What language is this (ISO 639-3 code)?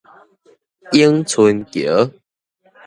nan